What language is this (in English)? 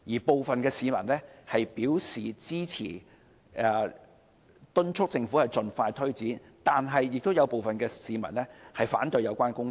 Cantonese